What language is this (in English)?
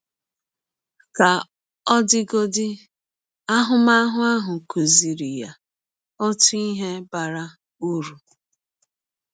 Igbo